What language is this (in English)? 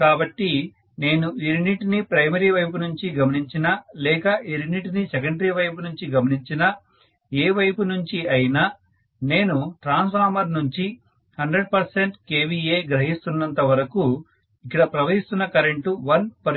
Telugu